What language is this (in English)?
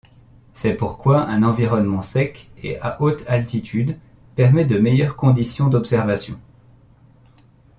French